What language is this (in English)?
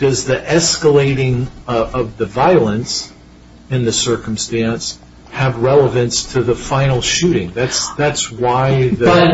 English